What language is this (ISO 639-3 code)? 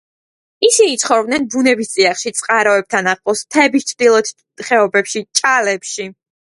kat